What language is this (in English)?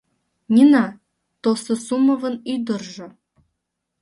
Mari